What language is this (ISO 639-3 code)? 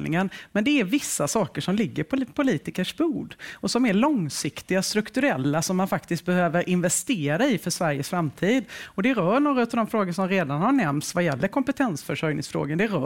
swe